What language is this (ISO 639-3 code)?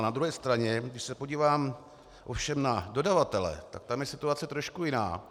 ces